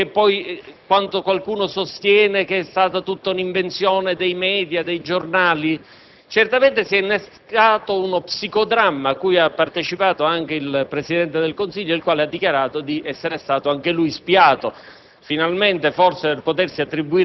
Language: Italian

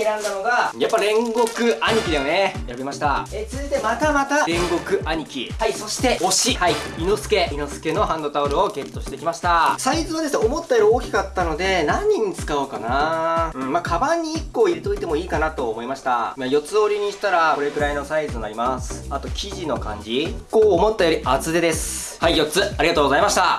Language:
Japanese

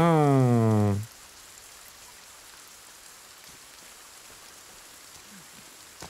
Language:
German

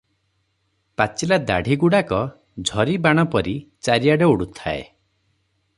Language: Odia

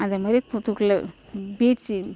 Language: Tamil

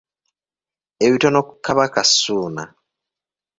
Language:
Ganda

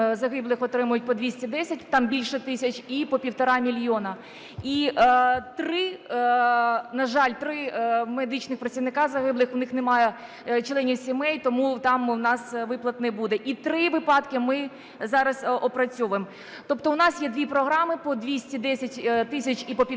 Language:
Ukrainian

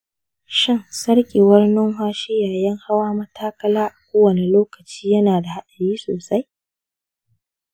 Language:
Hausa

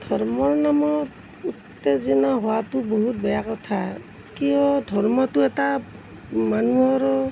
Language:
Assamese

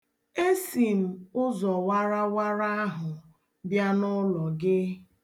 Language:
Igbo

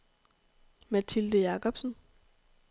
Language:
Danish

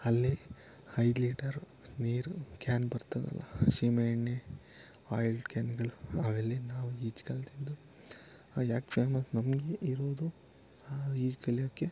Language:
Kannada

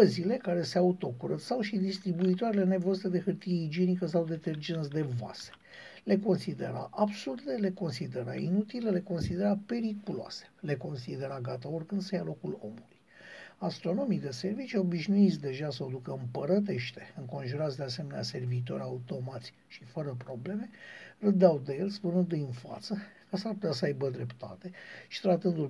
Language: Romanian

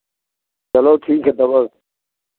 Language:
Hindi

